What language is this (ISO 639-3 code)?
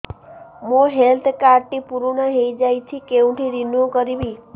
ori